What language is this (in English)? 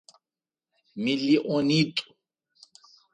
Adyghe